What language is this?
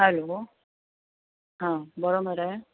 Konkani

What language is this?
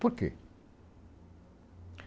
Portuguese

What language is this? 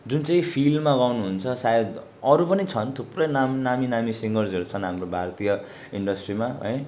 Nepali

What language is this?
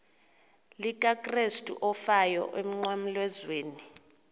Xhosa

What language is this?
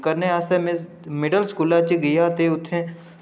Dogri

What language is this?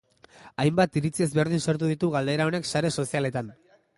Basque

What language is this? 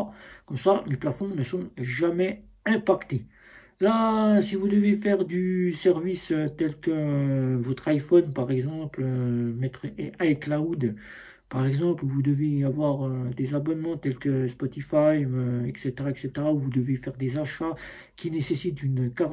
French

